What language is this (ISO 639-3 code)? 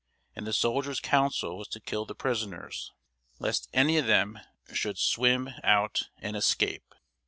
eng